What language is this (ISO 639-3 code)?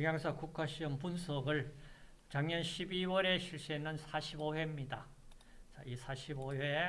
kor